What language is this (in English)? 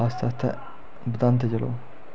Dogri